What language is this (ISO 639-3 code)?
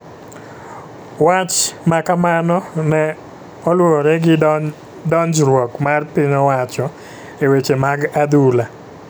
luo